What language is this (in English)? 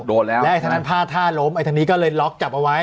Thai